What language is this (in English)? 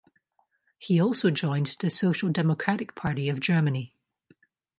English